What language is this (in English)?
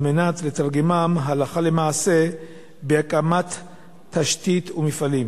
Hebrew